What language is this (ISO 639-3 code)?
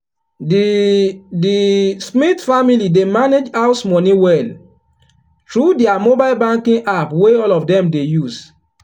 pcm